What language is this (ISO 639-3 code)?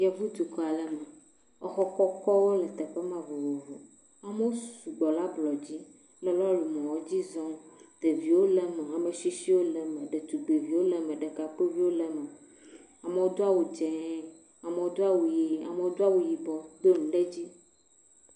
ewe